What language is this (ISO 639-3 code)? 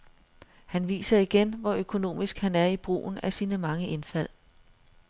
dan